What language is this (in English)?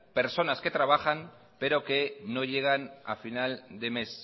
Spanish